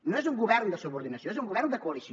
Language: Catalan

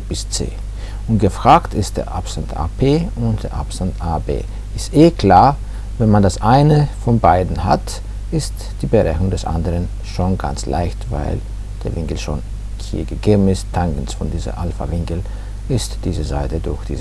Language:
German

